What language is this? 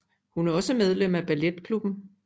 Danish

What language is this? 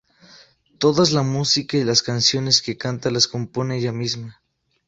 Spanish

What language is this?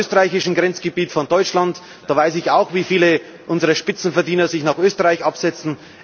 German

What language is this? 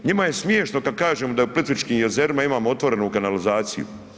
Croatian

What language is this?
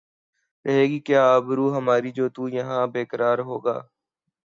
Urdu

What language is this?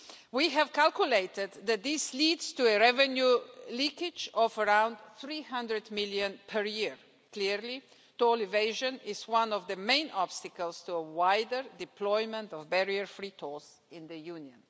English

